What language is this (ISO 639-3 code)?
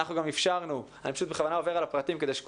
heb